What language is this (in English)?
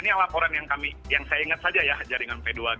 Indonesian